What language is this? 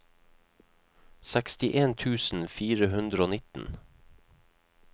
Norwegian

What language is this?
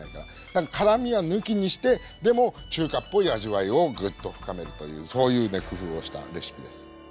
Japanese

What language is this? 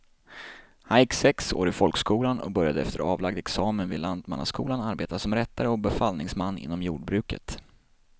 Swedish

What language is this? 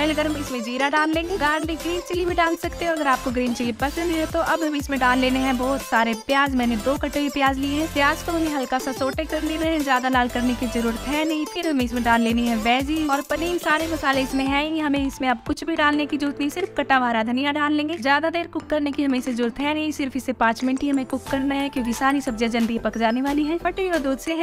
Hindi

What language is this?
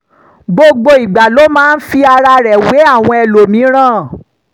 Yoruba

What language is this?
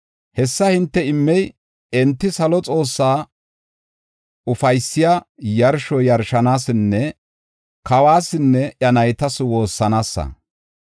Gofa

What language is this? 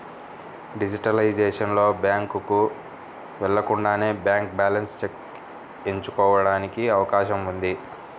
Telugu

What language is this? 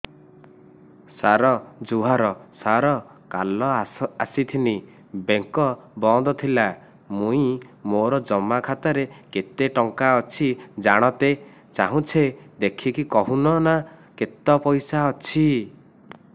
Odia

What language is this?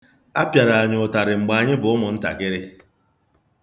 Igbo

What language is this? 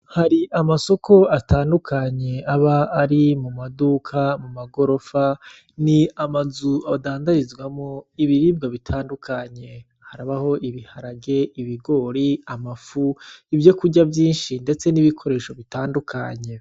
Rundi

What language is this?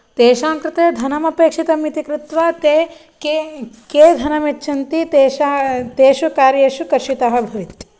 Sanskrit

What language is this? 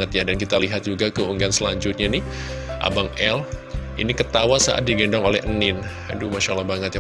Indonesian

